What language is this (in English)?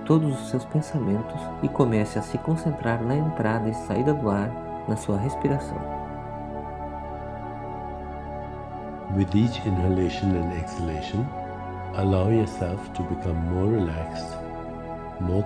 Portuguese